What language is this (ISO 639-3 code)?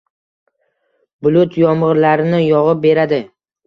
uzb